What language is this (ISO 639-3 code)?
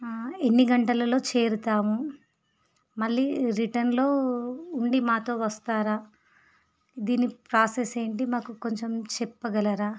tel